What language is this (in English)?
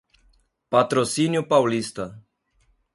Portuguese